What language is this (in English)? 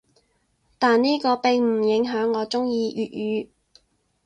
Cantonese